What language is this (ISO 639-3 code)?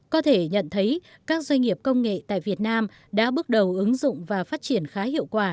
vie